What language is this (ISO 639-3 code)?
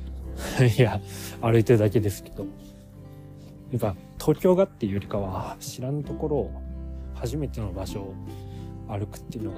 jpn